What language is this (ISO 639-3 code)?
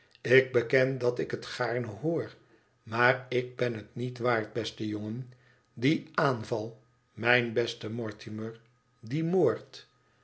nld